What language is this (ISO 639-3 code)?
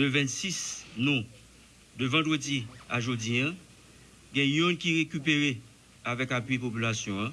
fra